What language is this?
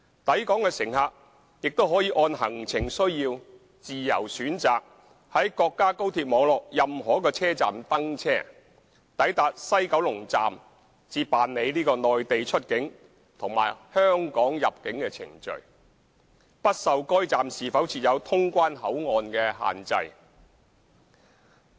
Cantonese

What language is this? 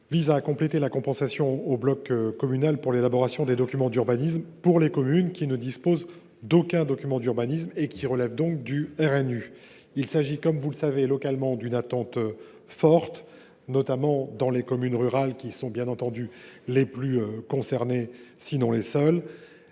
French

